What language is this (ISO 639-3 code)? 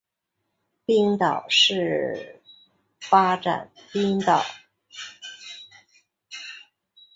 zho